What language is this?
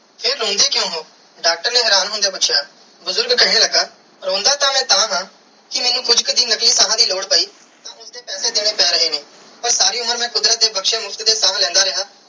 Punjabi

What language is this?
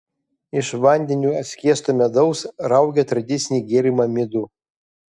Lithuanian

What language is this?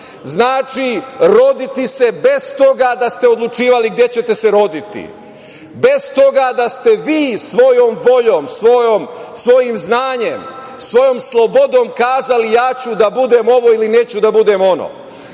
Serbian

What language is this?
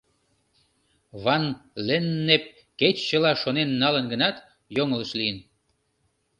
Mari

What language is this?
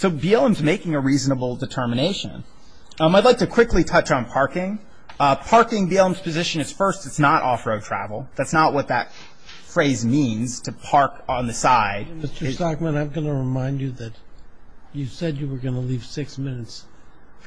English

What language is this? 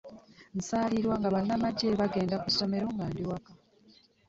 Ganda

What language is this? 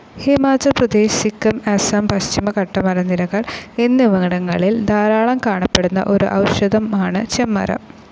Malayalam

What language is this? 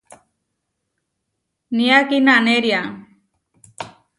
Huarijio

